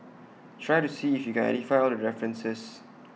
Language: English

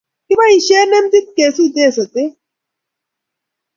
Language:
Kalenjin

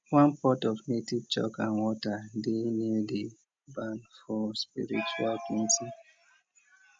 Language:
Nigerian Pidgin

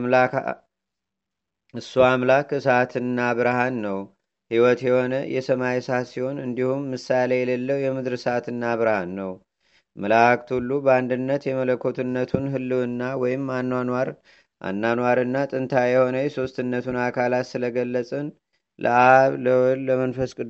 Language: Amharic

